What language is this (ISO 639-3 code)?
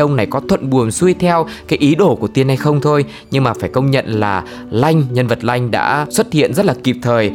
vie